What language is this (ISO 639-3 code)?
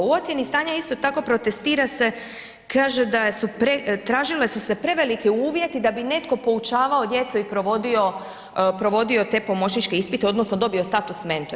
hrv